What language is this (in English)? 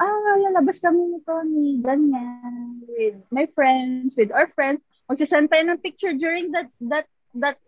Filipino